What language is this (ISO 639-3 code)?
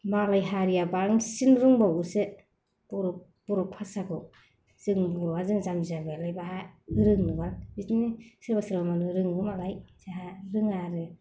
brx